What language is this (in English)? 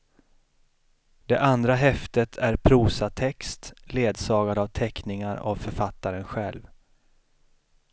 Swedish